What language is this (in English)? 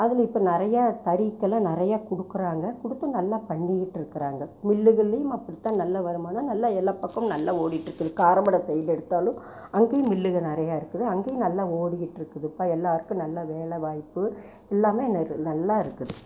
Tamil